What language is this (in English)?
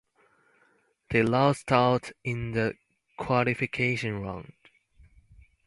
English